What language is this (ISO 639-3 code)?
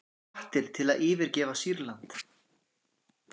isl